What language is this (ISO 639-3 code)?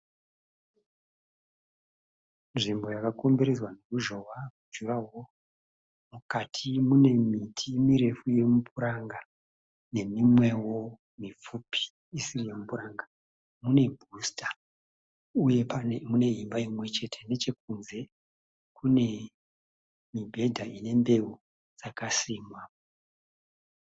sna